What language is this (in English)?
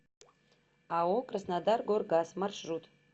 Russian